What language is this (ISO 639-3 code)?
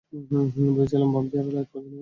ben